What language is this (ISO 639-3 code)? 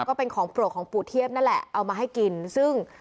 tha